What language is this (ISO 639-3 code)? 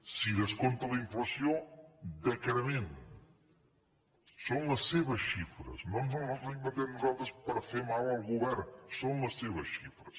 cat